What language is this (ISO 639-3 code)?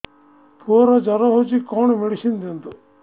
ori